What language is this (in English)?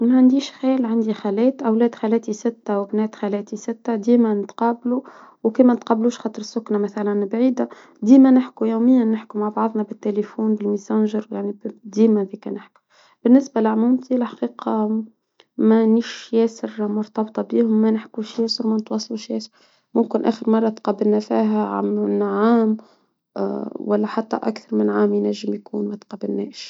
Tunisian Arabic